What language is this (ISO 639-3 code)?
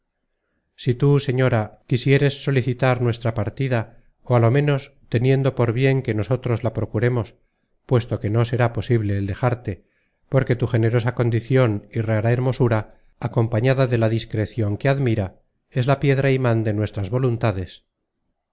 spa